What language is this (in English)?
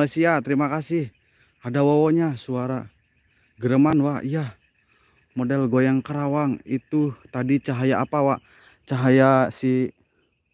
Indonesian